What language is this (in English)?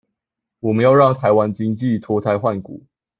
Chinese